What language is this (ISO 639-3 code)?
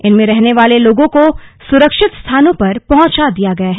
hin